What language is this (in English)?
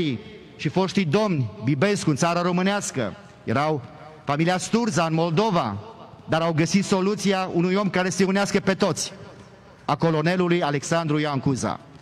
Romanian